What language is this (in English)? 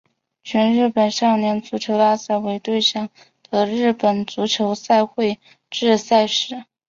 Chinese